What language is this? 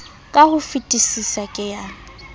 Southern Sotho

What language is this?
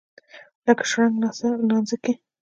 Pashto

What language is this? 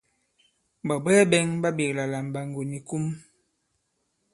Bankon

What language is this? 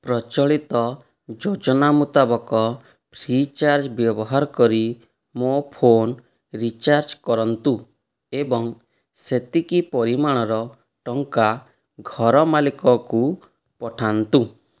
Odia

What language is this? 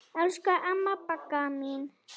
Icelandic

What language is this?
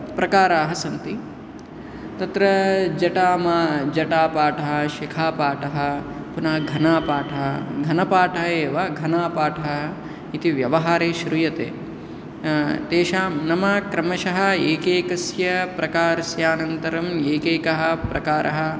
Sanskrit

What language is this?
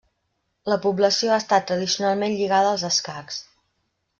Catalan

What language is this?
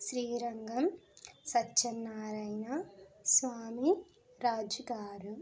Telugu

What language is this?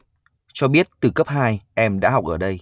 Vietnamese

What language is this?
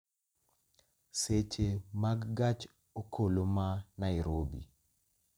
Luo (Kenya and Tanzania)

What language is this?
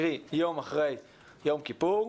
Hebrew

